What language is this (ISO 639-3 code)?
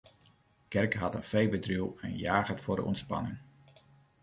fry